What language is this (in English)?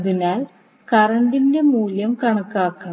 Malayalam